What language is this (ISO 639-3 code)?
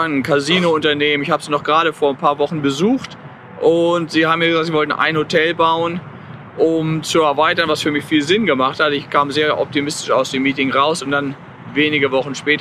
deu